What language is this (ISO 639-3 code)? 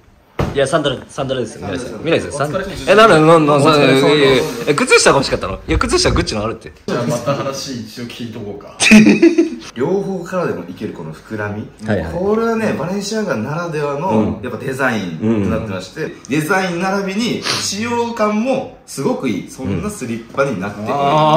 jpn